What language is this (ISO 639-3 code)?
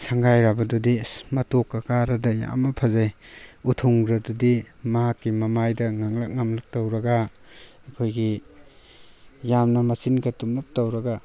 mni